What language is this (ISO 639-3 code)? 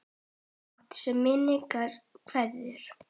isl